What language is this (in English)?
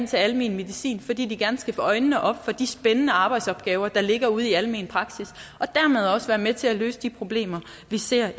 Danish